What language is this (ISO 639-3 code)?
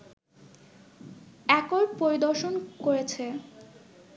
ben